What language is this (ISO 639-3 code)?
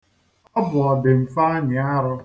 ibo